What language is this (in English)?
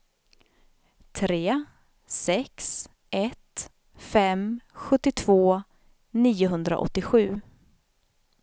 Swedish